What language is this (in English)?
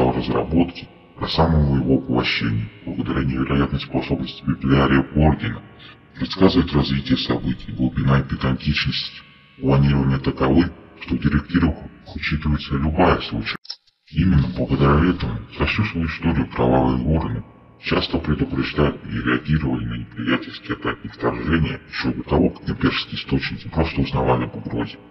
Russian